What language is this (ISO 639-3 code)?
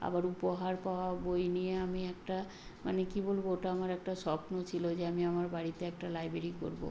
ben